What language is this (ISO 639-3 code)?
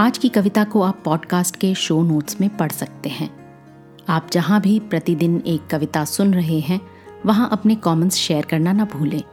hin